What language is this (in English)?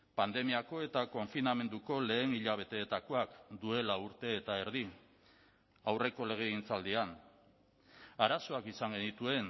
Basque